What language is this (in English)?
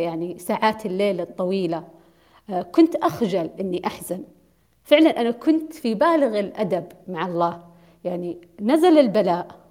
Arabic